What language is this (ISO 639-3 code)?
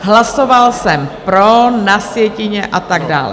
ces